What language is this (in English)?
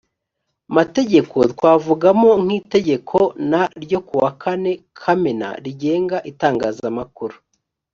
Kinyarwanda